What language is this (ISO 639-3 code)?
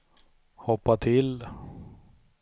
swe